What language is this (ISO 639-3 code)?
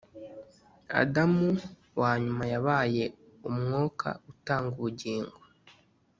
kin